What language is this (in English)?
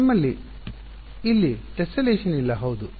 Kannada